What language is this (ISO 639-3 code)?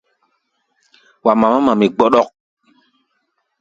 gba